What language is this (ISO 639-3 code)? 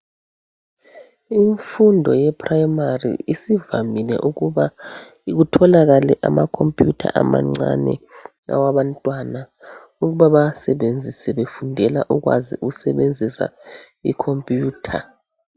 nde